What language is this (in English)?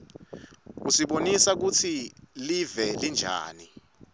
Swati